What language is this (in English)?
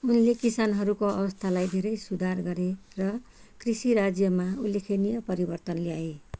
Nepali